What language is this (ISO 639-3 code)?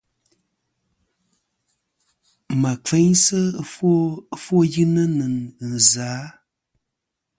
bkm